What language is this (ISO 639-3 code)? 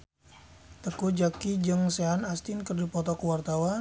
sun